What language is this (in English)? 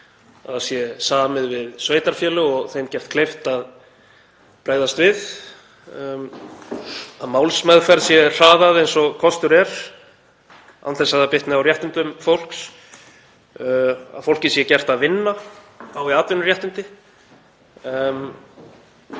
Icelandic